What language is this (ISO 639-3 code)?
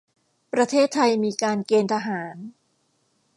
tha